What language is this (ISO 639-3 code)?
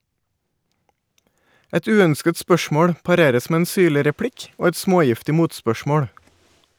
nor